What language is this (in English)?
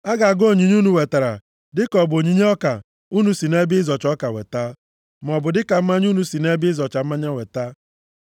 Igbo